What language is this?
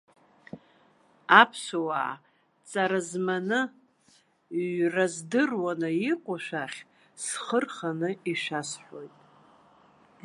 Abkhazian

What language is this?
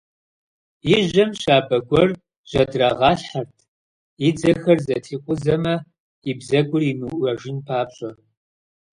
Kabardian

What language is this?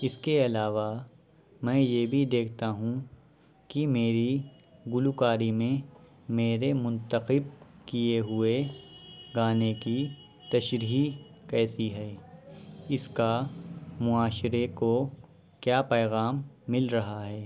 Urdu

